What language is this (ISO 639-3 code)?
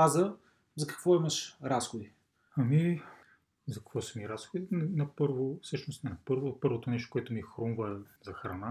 bul